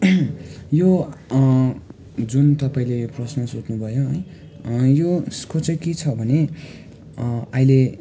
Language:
Nepali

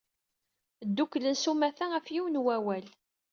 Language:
Kabyle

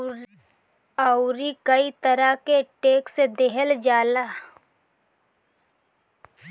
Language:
Bhojpuri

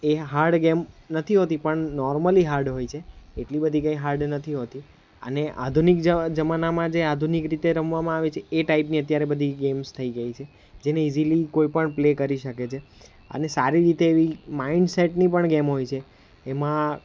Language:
Gujarati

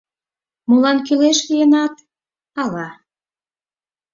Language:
Mari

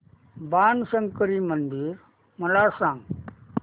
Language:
Marathi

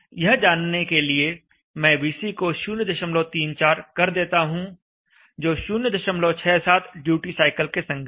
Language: Hindi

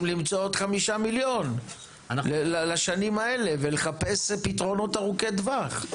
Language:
Hebrew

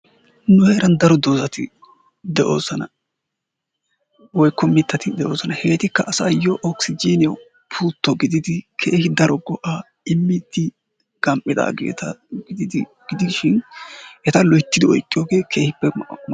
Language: Wolaytta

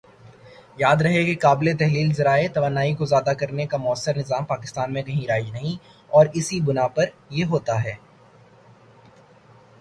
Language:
Urdu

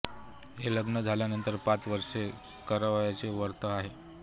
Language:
Marathi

